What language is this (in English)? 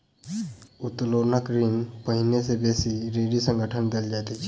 Maithili